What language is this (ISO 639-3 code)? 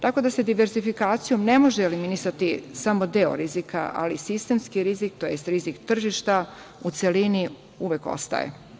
srp